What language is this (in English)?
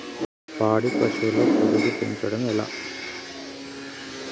Telugu